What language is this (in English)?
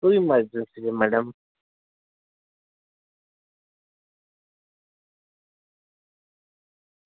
Gujarati